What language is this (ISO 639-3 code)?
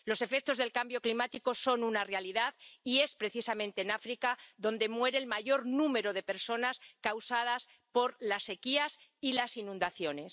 spa